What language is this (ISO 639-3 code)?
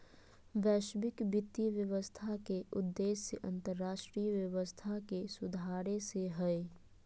mag